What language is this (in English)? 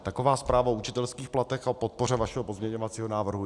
Czech